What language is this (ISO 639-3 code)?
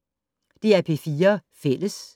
dan